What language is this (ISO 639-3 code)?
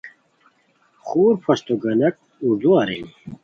khw